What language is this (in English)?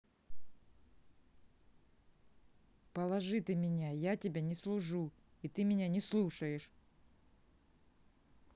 Russian